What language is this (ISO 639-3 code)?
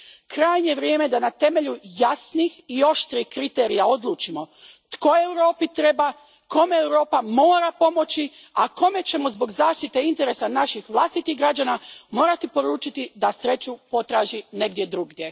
hrv